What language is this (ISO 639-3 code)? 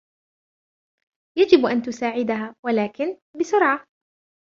ara